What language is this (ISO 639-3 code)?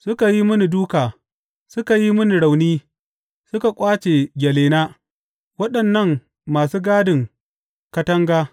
hau